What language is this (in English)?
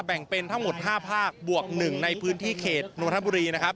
Thai